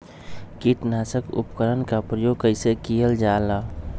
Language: Magahi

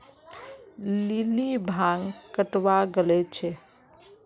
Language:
Magahi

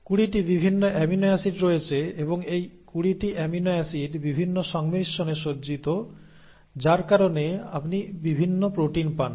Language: Bangla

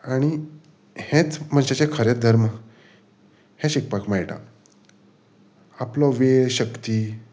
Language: Konkani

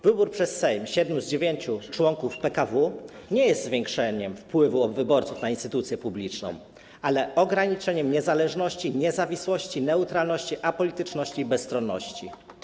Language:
Polish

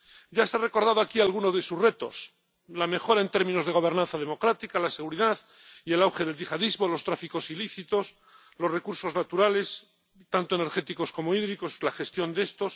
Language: Spanish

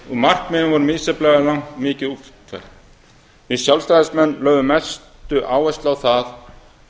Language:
Icelandic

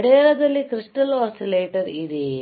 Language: Kannada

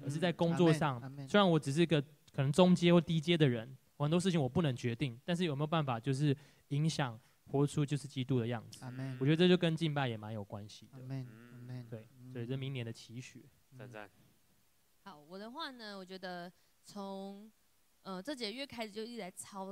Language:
Chinese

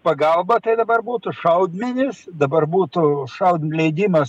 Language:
Lithuanian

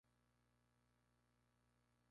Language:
Spanish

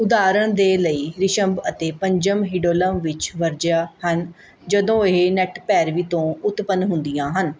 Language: Punjabi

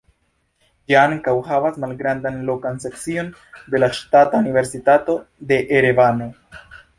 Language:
Esperanto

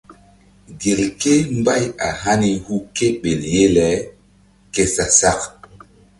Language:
Mbum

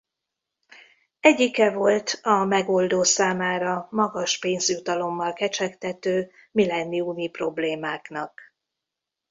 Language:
Hungarian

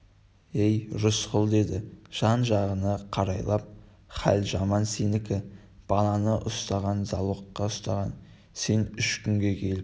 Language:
Kazakh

